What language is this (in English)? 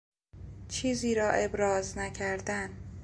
Persian